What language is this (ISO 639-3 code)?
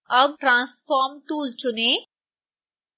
hin